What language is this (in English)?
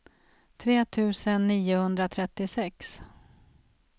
Swedish